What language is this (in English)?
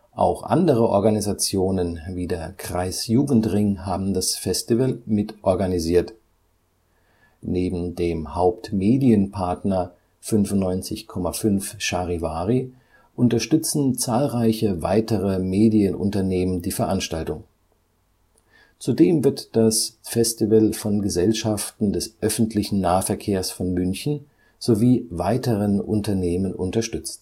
German